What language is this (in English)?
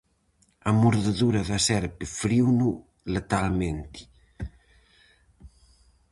Galician